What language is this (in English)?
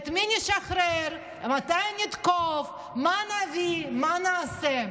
Hebrew